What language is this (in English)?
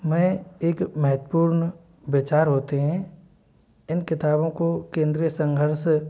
Hindi